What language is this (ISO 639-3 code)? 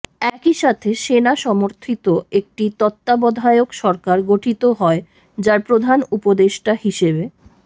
ben